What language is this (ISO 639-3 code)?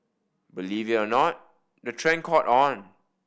eng